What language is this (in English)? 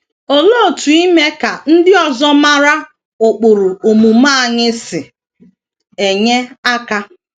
Igbo